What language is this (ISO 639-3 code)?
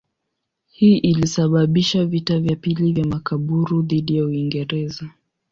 swa